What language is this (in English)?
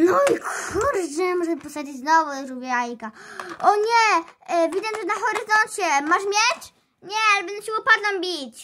Polish